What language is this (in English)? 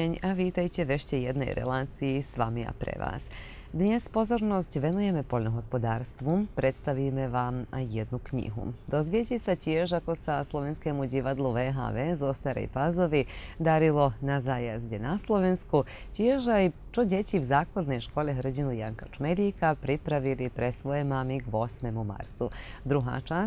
Slovak